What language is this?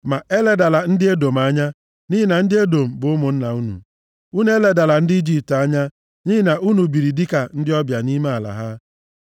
Igbo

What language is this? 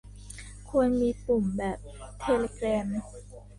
Thai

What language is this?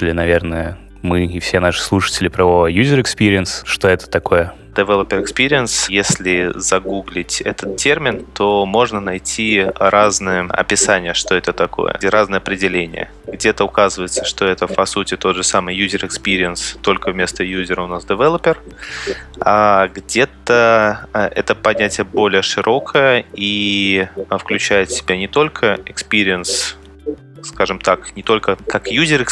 Russian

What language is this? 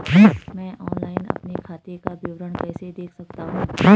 Hindi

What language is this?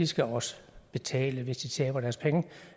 Danish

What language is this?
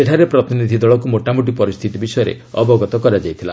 Odia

